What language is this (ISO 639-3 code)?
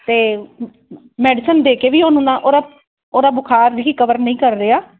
pan